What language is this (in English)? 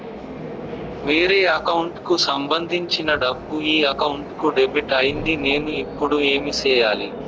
Telugu